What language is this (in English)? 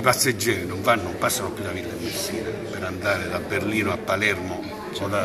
Italian